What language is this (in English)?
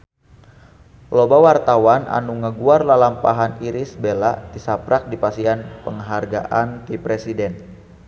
Sundanese